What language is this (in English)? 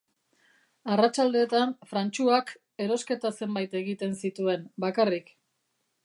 Basque